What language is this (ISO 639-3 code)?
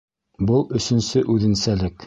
bak